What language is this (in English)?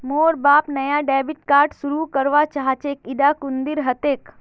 Magahi